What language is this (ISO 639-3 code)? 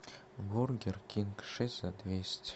rus